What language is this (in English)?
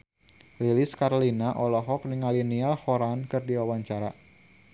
Sundanese